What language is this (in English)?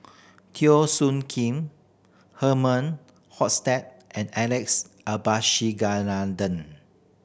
English